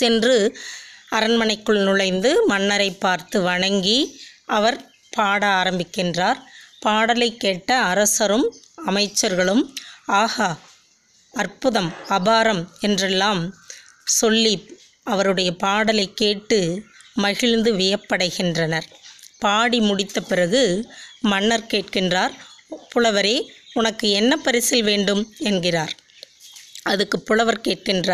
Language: Tamil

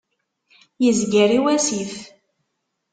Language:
Kabyle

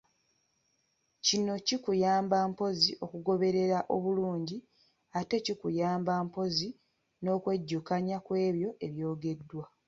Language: Ganda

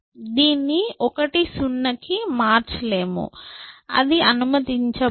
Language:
Telugu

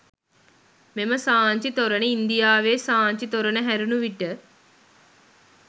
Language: Sinhala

